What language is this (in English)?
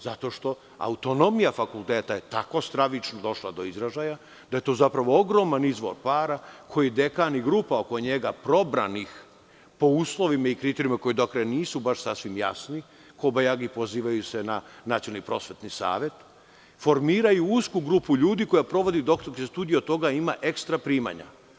Serbian